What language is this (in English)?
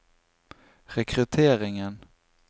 Norwegian